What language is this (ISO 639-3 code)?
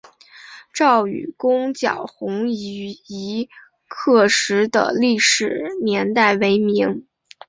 zho